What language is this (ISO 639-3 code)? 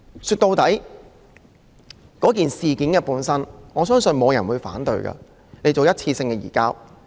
yue